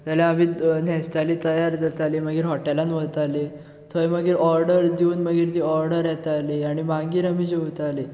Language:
Konkani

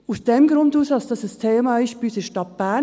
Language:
Swiss German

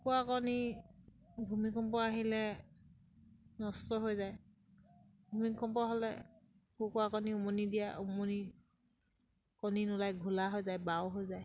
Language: Assamese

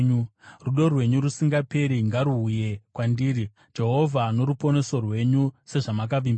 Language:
Shona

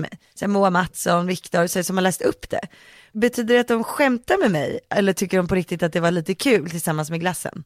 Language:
Swedish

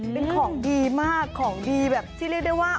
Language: Thai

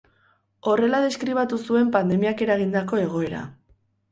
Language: Basque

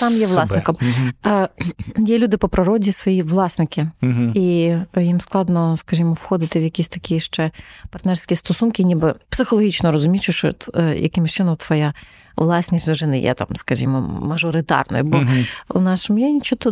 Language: Ukrainian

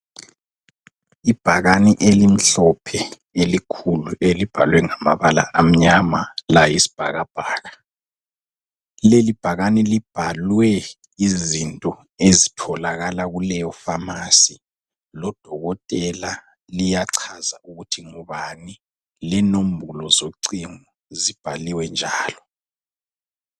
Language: North Ndebele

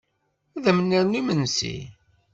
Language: Kabyle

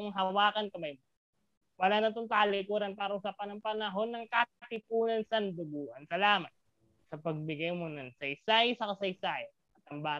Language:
Filipino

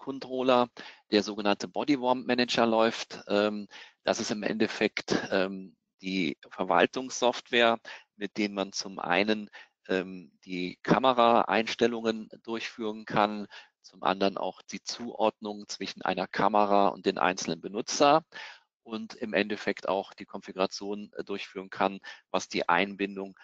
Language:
German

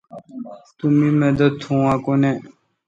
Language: Kalkoti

